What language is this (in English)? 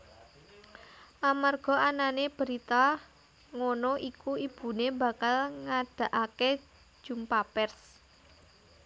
Javanese